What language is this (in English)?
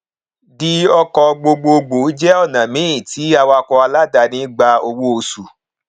Yoruba